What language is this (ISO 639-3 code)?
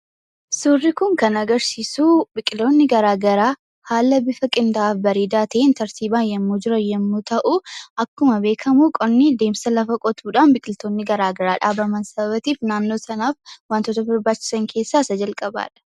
orm